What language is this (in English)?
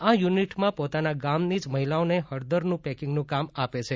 Gujarati